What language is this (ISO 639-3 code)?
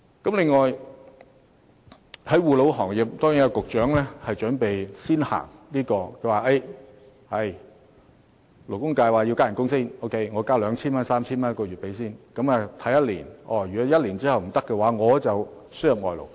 yue